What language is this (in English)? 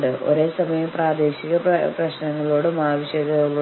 Malayalam